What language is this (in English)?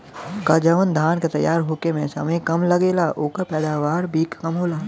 Bhojpuri